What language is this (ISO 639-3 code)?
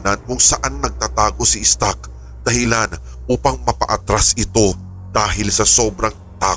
fil